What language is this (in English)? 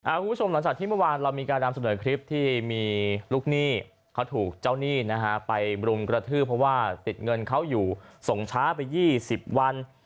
Thai